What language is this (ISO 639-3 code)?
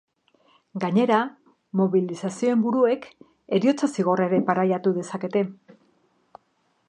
eus